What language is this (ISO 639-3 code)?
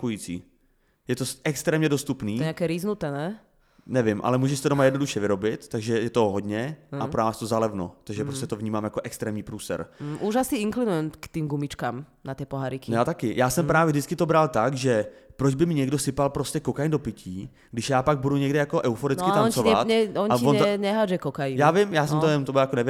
ces